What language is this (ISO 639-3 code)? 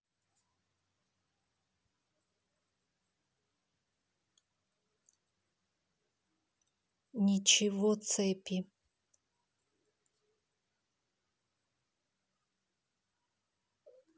rus